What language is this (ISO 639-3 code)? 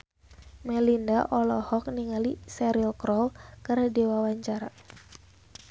sun